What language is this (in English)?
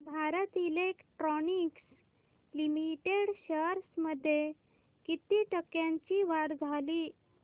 Marathi